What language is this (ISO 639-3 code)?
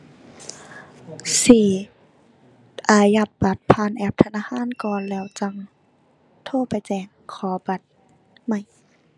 tha